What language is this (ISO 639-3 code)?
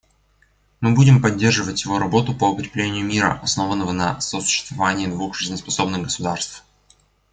rus